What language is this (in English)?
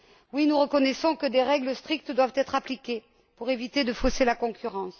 French